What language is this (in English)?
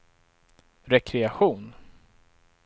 Swedish